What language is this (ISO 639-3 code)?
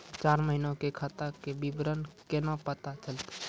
mai